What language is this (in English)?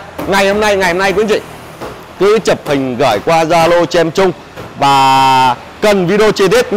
Vietnamese